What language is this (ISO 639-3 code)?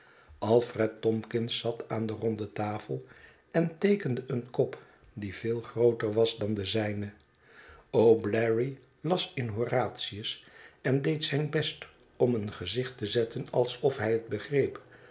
nld